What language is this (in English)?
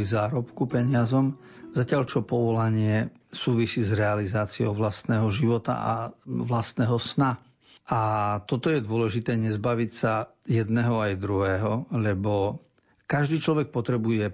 Slovak